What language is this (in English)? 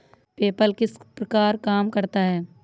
Hindi